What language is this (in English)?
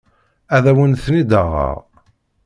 Kabyle